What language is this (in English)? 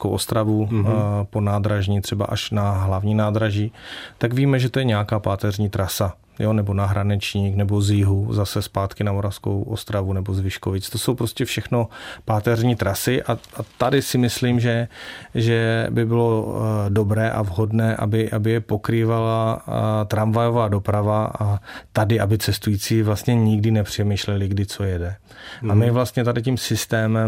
Czech